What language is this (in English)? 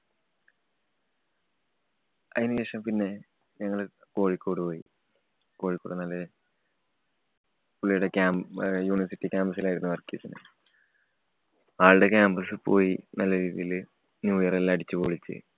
Malayalam